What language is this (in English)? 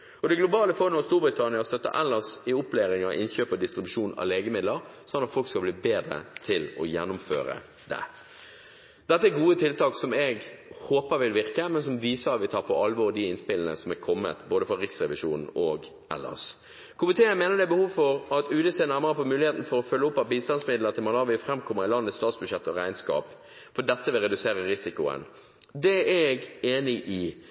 Norwegian Bokmål